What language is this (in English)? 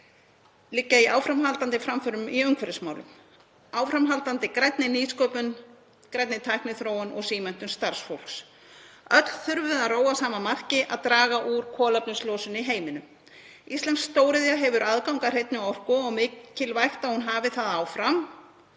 Icelandic